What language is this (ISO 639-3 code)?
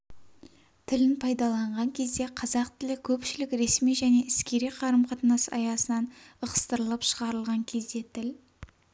kaz